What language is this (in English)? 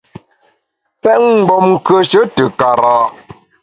Bamun